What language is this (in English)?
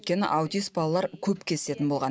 Kazakh